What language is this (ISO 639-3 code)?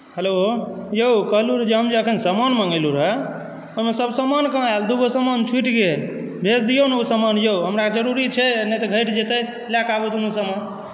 mai